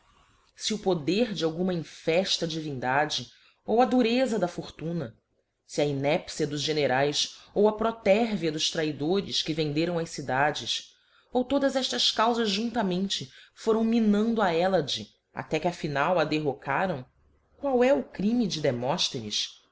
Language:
Portuguese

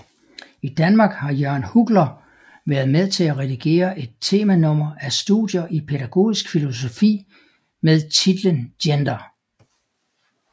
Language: Danish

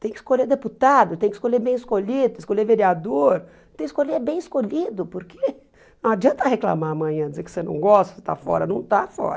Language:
Portuguese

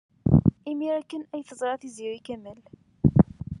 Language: Kabyle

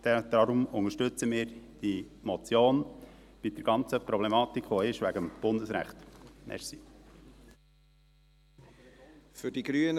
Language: Swiss German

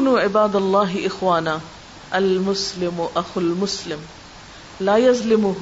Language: Urdu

